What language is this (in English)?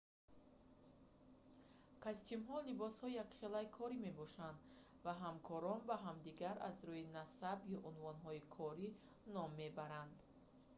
Tajik